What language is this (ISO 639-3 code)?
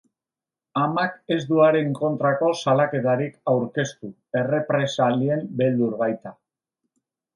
eus